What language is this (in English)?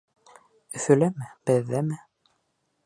Bashkir